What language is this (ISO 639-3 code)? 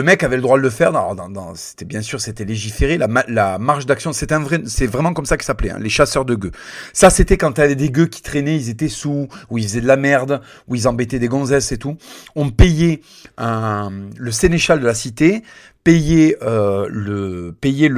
fra